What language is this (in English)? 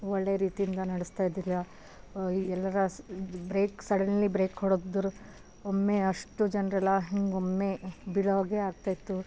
Kannada